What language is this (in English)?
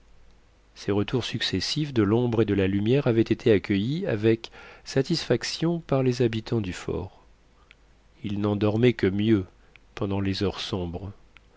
French